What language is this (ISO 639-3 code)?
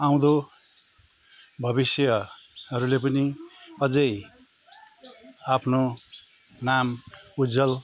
nep